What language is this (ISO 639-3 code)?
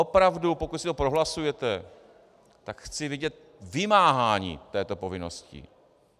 ces